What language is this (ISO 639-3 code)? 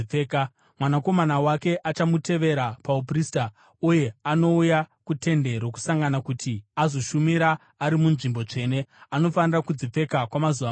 sna